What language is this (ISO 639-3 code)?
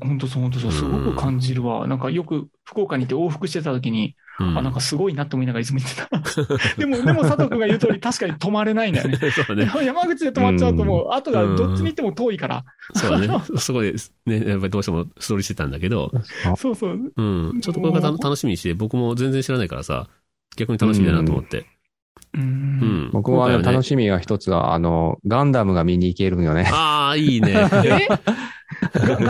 jpn